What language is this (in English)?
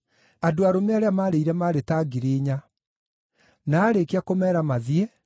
Kikuyu